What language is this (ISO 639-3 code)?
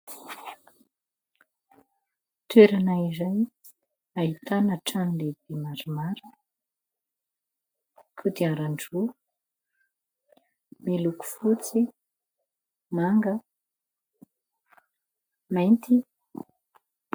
mlg